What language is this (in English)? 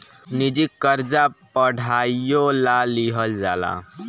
Bhojpuri